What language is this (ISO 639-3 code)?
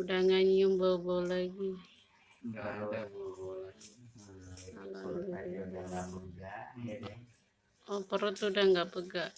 ind